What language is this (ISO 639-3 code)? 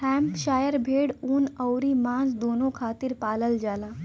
bho